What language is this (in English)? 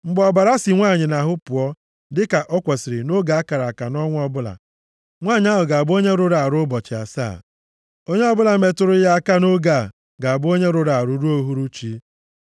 Igbo